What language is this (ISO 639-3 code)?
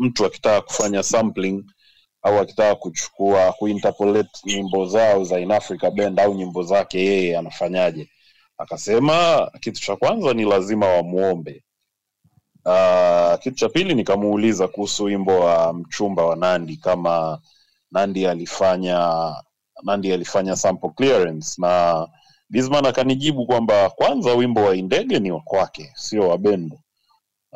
swa